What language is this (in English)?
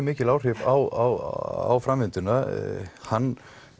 Icelandic